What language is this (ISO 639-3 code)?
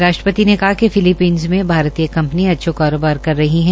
hin